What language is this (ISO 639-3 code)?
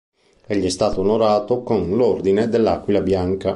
ita